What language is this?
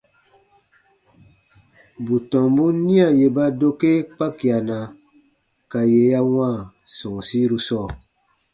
Baatonum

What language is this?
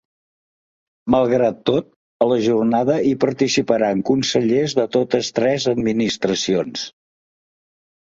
Catalan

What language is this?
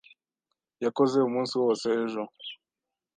Kinyarwanda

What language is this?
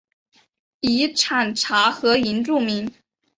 Chinese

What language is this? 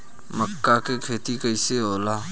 Bhojpuri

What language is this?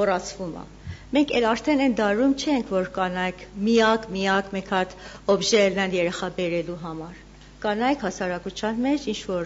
Turkish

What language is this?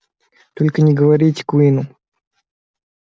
Russian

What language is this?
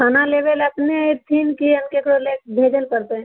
Maithili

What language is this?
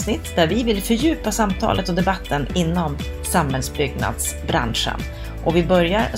Swedish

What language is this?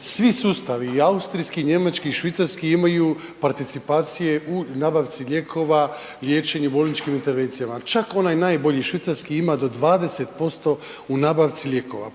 Croatian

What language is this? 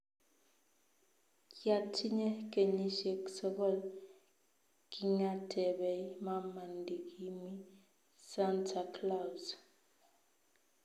Kalenjin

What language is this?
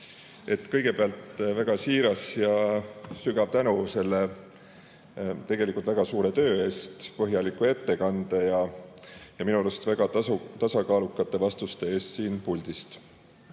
Estonian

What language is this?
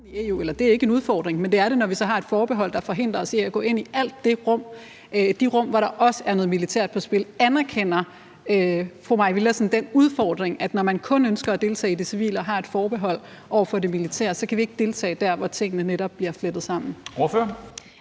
Danish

